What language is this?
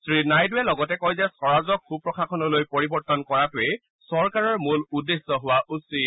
Assamese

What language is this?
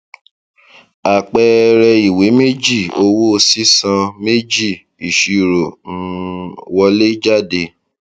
Yoruba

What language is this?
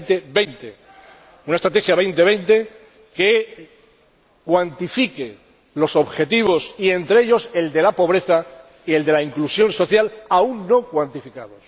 Spanish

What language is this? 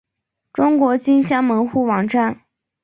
Chinese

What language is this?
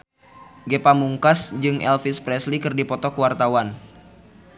Sundanese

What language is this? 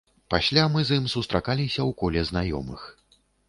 Belarusian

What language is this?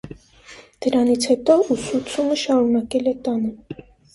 Armenian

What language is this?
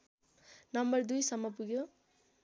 Nepali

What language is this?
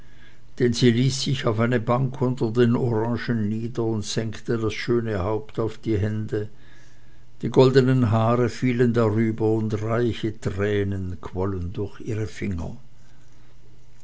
German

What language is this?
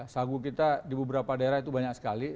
Indonesian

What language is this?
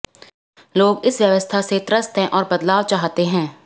Hindi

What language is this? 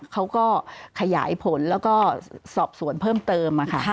Thai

